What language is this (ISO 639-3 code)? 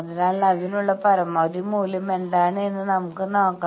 mal